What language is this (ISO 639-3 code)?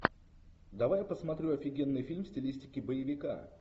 rus